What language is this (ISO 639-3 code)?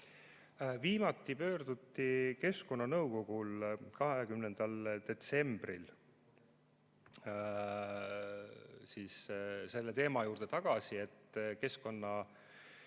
est